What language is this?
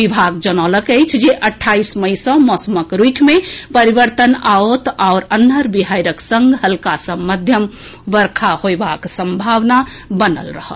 Maithili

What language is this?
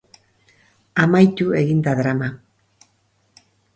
Basque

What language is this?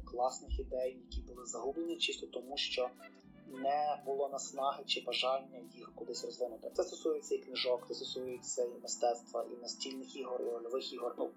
Ukrainian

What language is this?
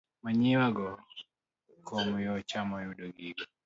Luo (Kenya and Tanzania)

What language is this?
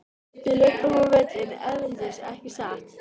Icelandic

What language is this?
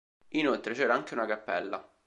Italian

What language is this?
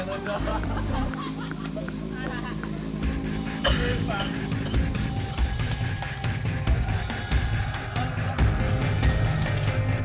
Indonesian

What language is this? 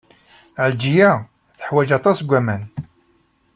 Kabyle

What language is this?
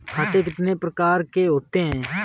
Hindi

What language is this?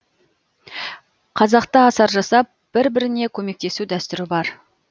Kazakh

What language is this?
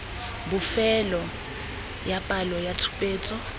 Tswana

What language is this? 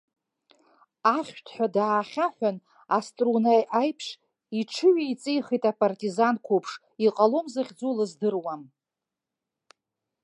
Abkhazian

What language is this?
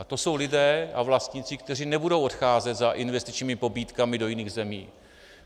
Czech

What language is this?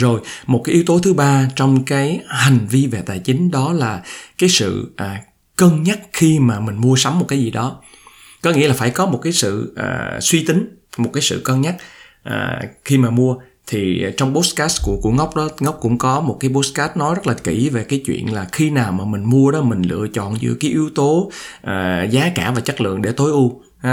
Vietnamese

